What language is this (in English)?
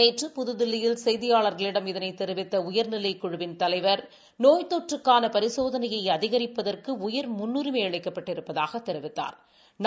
Tamil